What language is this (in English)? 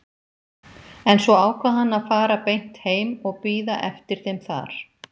Icelandic